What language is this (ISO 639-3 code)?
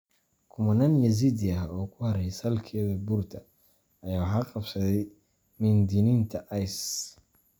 som